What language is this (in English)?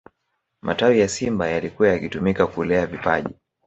Swahili